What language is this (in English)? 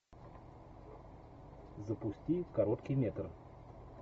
Russian